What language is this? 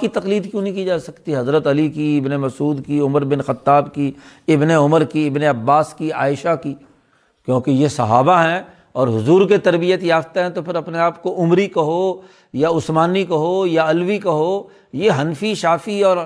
Urdu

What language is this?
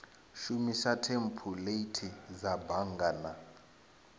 Venda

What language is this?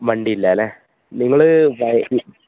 Malayalam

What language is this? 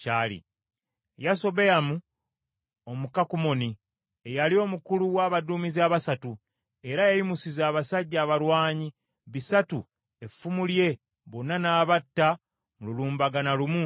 Ganda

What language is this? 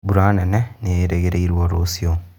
Kikuyu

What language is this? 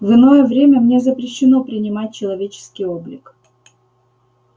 Russian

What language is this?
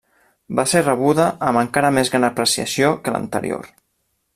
Catalan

